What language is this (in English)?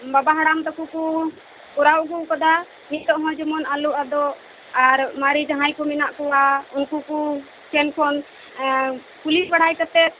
Santali